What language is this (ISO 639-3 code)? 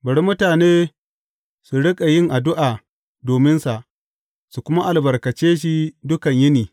hau